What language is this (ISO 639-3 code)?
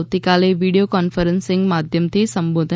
guj